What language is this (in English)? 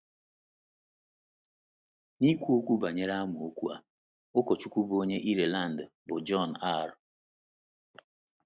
Igbo